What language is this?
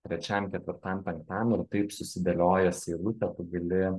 Lithuanian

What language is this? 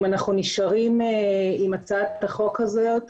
Hebrew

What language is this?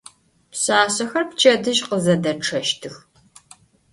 Adyghe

